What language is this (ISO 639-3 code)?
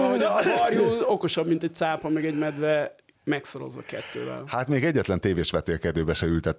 hun